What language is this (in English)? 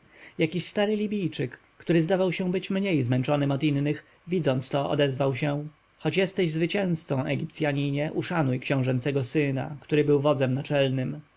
Polish